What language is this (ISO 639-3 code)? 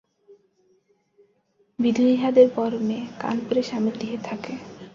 ben